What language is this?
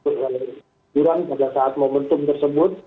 Indonesian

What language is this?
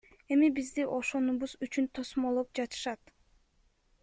Kyrgyz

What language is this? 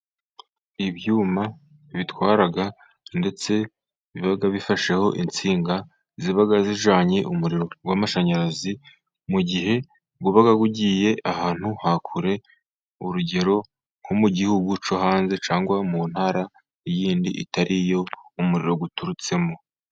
Kinyarwanda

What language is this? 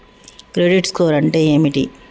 Telugu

